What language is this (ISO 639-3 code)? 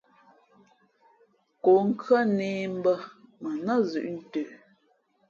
fmp